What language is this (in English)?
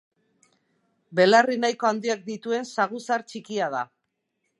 Basque